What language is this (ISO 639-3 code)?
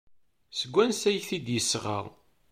kab